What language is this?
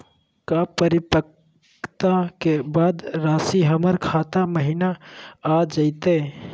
Magahi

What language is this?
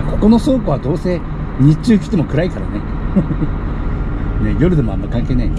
Japanese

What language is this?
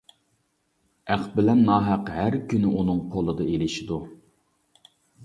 Uyghur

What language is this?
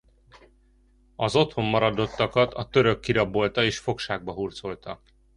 Hungarian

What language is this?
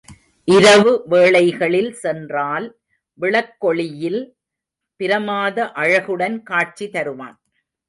Tamil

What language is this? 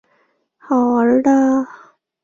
Chinese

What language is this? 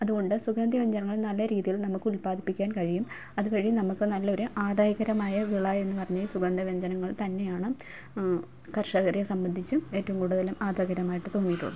Malayalam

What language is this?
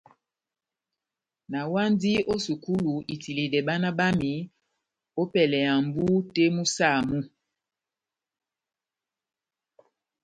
Batanga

